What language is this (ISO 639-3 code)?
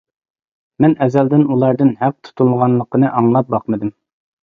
uig